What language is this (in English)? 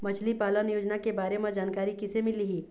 Chhattisgarhi